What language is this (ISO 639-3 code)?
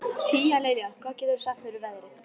isl